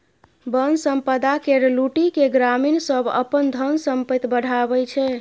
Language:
Maithili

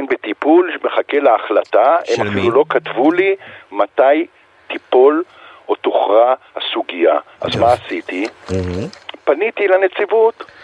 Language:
Hebrew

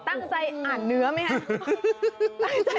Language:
Thai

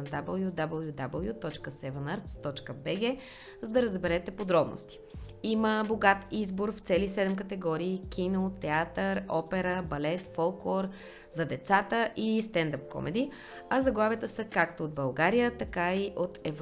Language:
Bulgarian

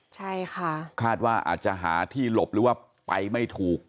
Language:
Thai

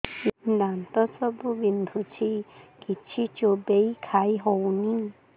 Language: Odia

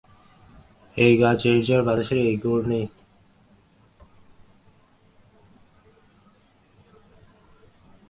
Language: Bangla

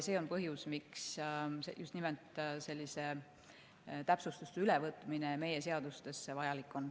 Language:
Estonian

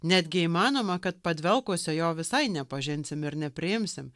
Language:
Lithuanian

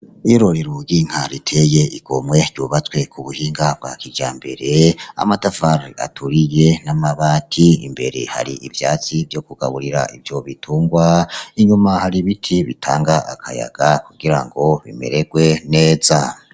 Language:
Rundi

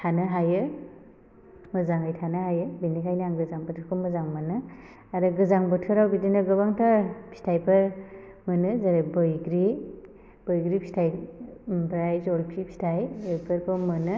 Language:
Bodo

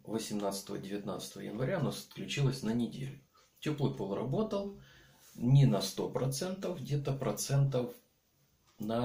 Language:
Russian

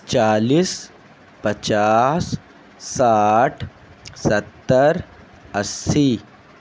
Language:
Urdu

